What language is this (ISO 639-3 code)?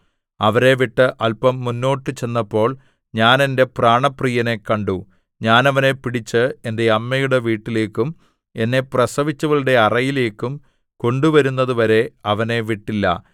mal